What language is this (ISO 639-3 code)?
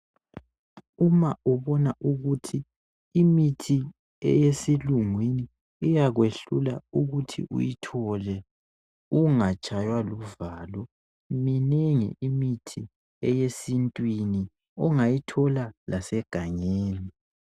nde